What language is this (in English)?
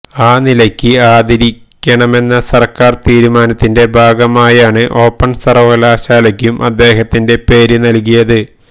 Malayalam